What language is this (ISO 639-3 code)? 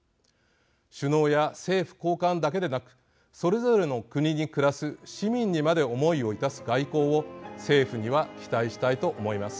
jpn